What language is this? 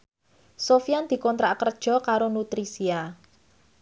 Javanese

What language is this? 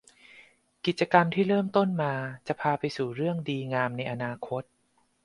Thai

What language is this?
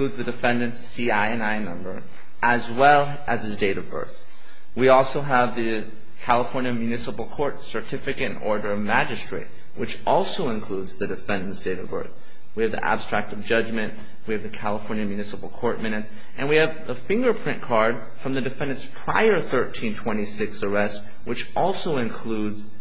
English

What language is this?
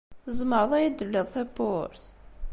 Kabyle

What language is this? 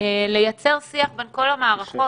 Hebrew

